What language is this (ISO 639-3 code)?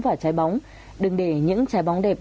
vie